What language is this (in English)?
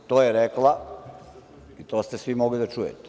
Serbian